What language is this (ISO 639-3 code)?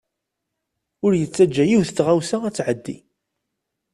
kab